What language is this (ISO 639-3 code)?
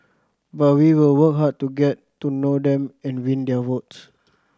eng